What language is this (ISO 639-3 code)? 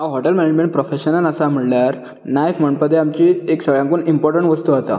kok